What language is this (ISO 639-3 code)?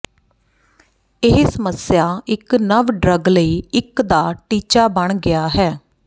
pan